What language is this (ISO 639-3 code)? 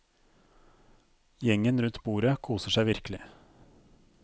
nor